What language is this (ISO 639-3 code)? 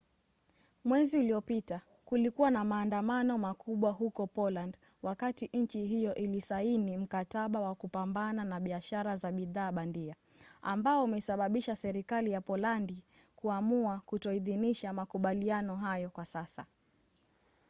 swa